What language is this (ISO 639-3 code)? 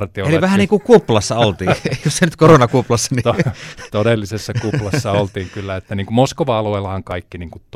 fin